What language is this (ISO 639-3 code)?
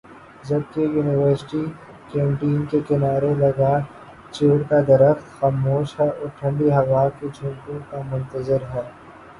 urd